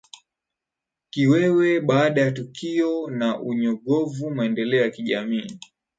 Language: Swahili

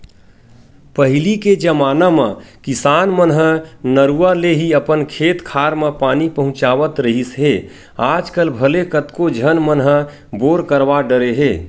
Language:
Chhattisgarhi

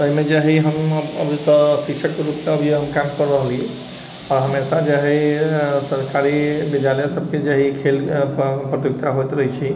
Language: Maithili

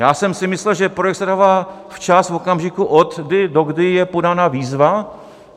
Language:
Czech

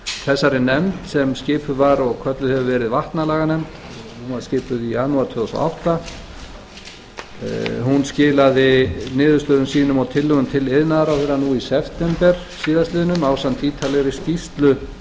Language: Icelandic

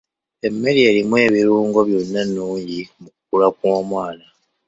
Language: Ganda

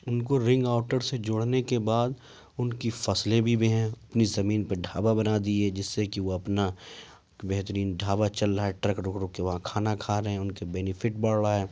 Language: Urdu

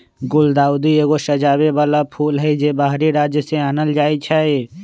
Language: Magahi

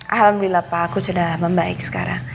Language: Indonesian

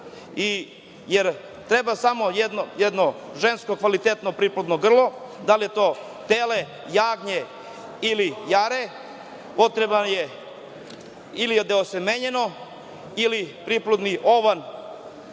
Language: Serbian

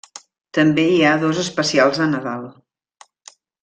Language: Catalan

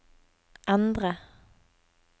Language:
Norwegian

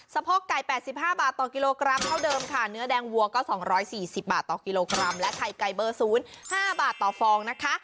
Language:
Thai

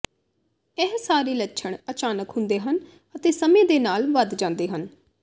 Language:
Punjabi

